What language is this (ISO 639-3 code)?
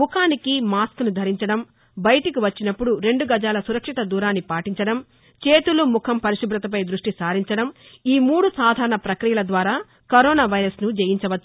tel